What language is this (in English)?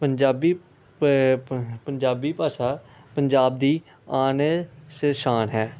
Punjabi